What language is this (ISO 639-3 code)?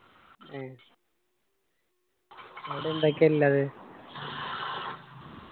mal